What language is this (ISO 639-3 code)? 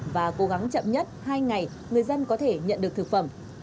vie